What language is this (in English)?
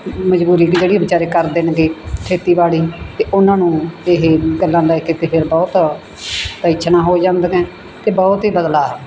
Punjabi